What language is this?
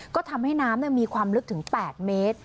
Thai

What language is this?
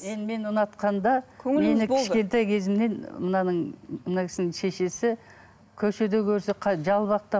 Kazakh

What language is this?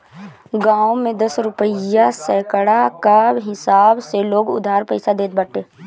Bhojpuri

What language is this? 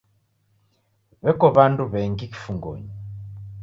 Taita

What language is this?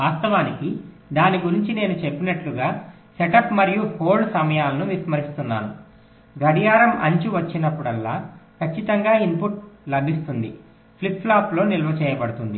Telugu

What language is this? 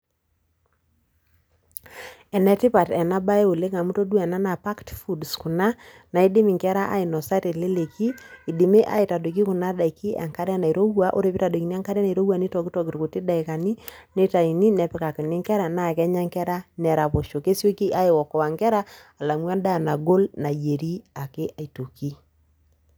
Masai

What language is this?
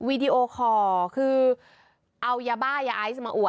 Thai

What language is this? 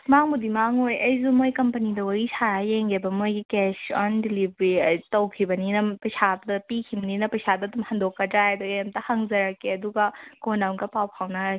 Manipuri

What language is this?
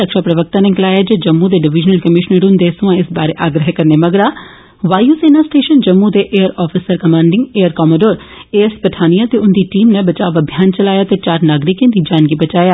Dogri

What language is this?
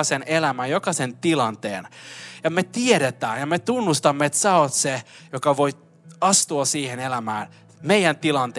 Finnish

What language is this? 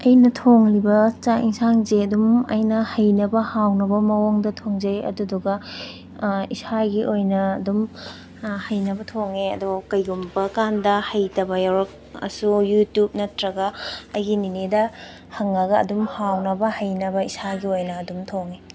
Manipuri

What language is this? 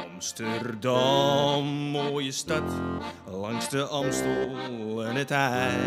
Dutch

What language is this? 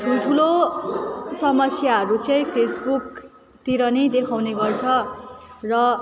Nepali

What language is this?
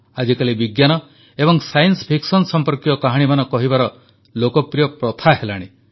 Odia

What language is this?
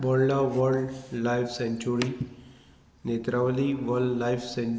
Konkani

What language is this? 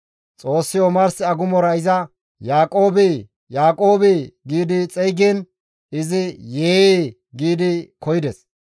Gamo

